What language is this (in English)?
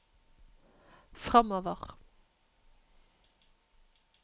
Norwegian